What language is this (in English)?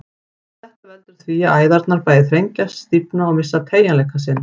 Icelandic